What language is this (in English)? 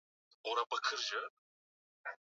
Swahili